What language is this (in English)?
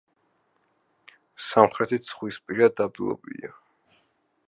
Georgian